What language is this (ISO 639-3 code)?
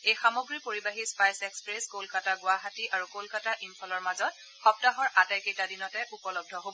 asm